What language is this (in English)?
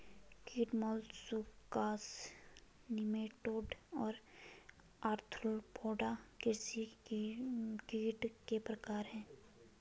Hindi